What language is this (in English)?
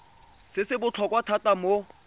Tswana